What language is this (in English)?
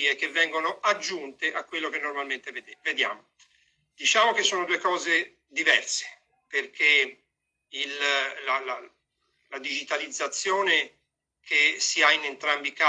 Italian